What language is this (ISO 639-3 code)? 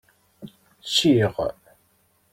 kab